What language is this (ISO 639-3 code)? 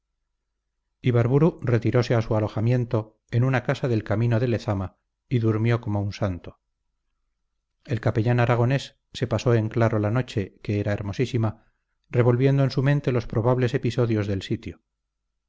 spa